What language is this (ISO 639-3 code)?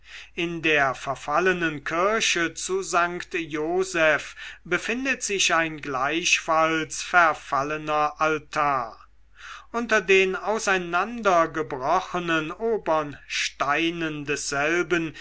deu